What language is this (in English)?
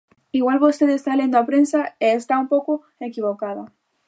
Galician